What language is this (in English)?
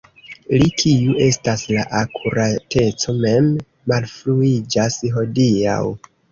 Esperanto